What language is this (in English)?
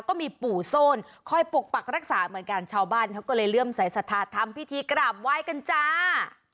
Thai